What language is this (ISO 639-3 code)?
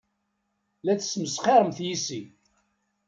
kab